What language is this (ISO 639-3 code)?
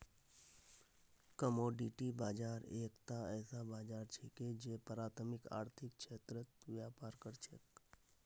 mag